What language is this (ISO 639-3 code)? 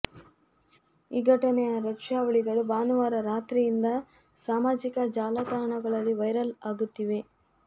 kan